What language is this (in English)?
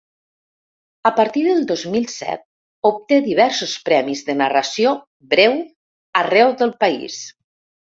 Catalan